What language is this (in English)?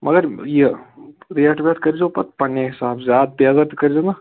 Kashmiri